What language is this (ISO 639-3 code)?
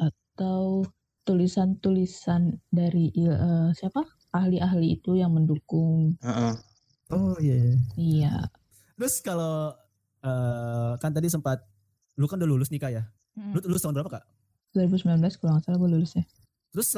ind